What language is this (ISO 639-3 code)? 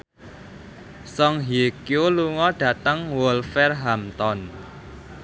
jav